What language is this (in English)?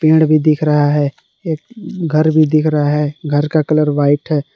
Hindi